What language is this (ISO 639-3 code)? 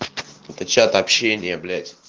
rus